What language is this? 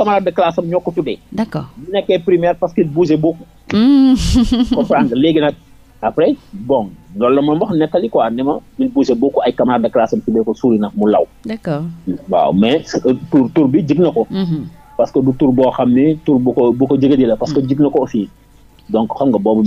French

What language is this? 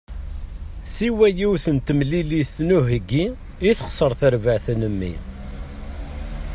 Kabyle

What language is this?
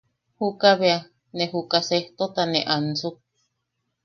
Yaqui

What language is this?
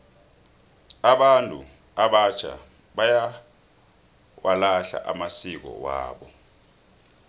South Ndebele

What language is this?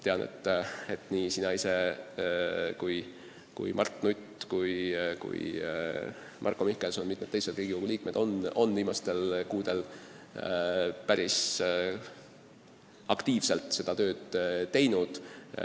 Estonian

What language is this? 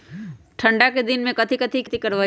Magahi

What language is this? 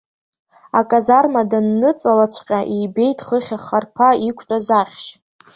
Abkhazian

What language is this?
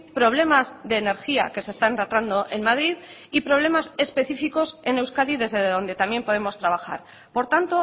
Spanish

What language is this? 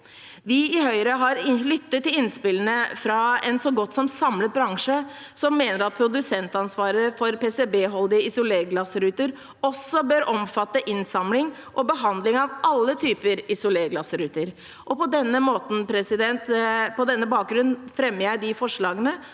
Norwegian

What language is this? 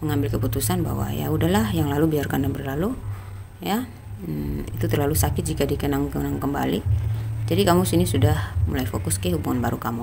Indonesian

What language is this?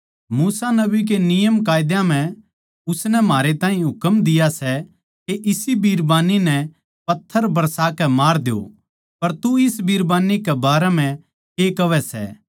Haryanvi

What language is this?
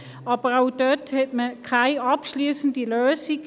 Swiss German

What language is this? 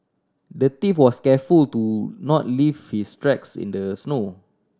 English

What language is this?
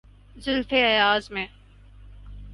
Urdu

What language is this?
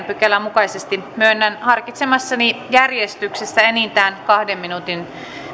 Finnish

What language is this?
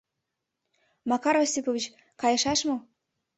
Mari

